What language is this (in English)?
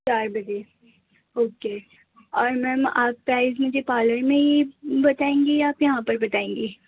Urdu